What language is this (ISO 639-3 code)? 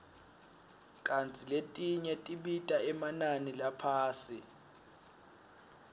ssw